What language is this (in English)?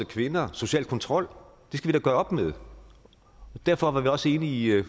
Danish